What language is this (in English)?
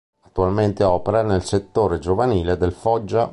Italian